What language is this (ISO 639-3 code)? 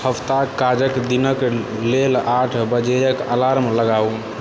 mai